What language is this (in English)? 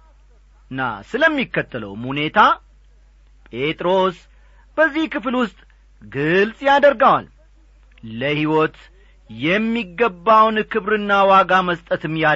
Amharic